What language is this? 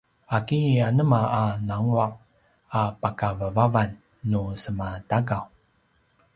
Paiwan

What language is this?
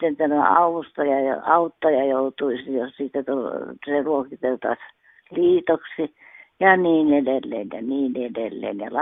Finnish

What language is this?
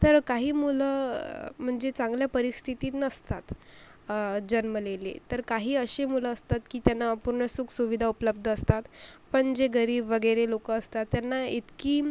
Marathi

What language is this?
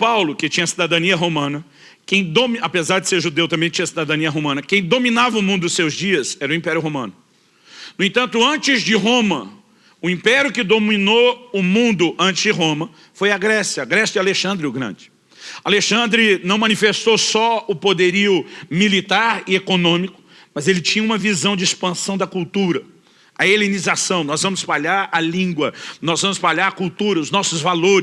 Portuguese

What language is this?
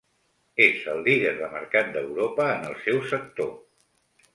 Catalan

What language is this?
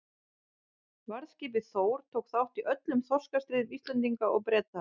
Icelandic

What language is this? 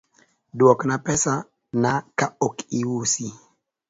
Luo (Kenya and Tanzania)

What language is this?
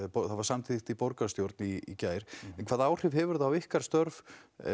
Icelandic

